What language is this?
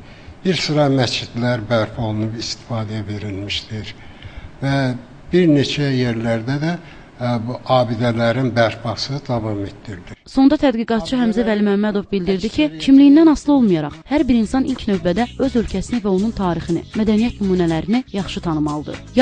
Turkish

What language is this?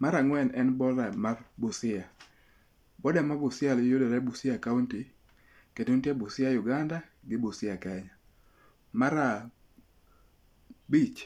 Luo (Kenya and Tanzania)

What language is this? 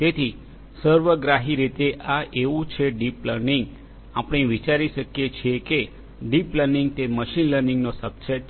Gujarati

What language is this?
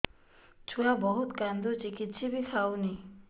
Odia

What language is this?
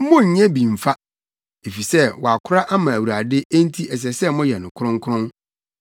Akan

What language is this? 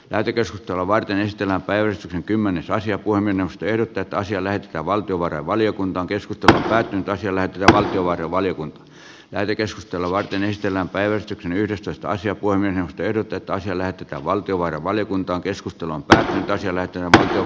Finnish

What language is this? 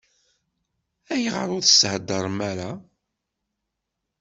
Kabyle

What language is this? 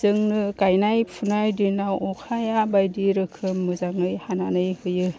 Bodo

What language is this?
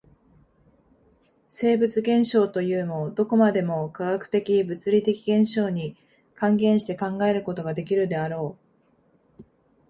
Japanese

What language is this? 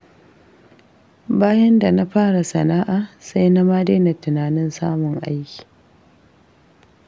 Hausa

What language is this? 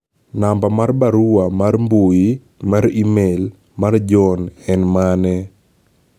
Luo (Kenya and Tanzania)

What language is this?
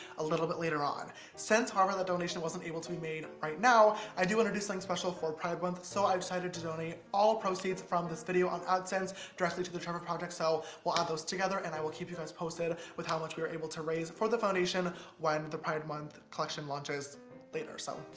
English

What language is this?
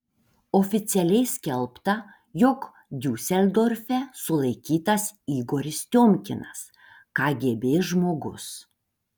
Lithuanian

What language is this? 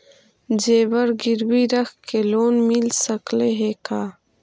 Magahi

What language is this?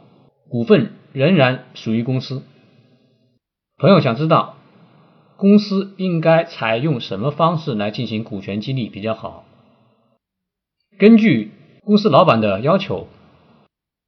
Chinese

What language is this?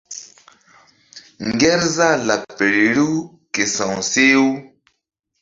Mbum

